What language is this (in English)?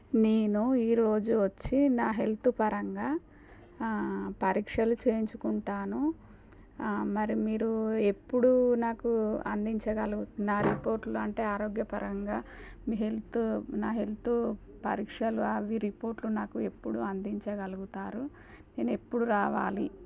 Telugu